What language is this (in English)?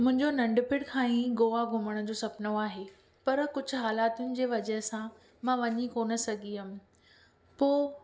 Sindhi